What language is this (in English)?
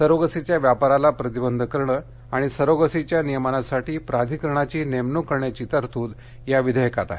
Marathi